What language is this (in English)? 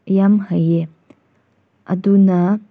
Manipuri